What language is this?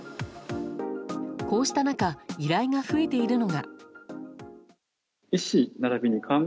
Japanese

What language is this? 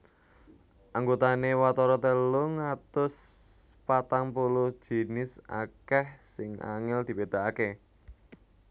Javanese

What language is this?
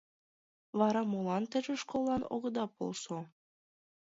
Mari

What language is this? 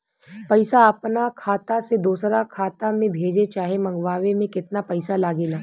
Bhojpuri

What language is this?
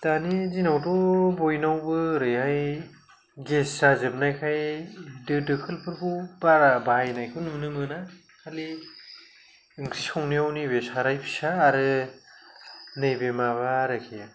Bodo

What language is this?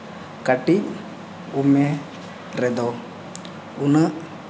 Santali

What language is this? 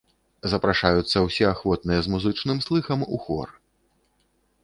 Belarusian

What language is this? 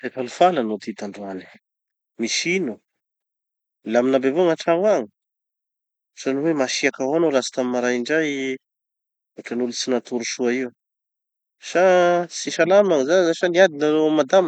Tanosy Malagasy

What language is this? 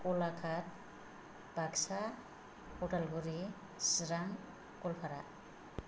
Bodo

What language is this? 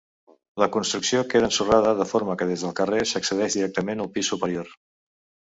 Catalan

